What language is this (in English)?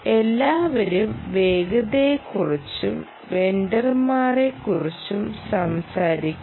Malayalam